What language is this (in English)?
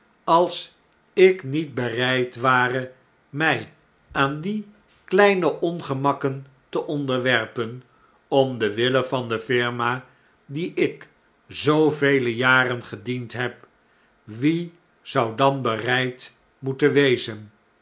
Dutch